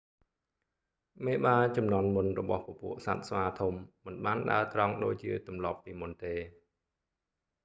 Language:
Khmer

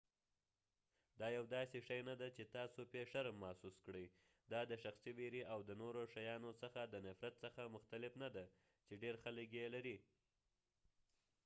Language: Pashto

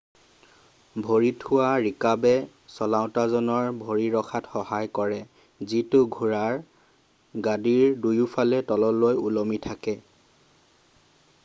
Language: Assamese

